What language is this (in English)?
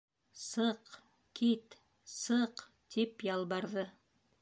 Bashkir